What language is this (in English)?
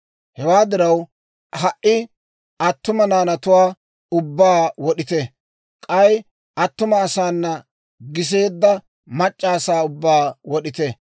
Dawro